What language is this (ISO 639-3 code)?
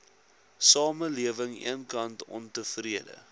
afr